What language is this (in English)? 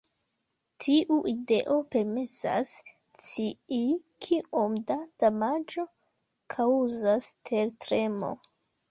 Esperanto